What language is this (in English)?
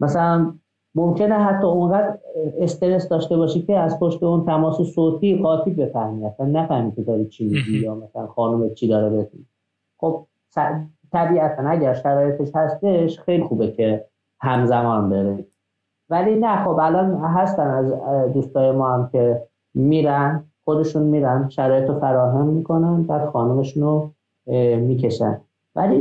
Persian